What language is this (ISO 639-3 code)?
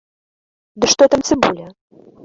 bel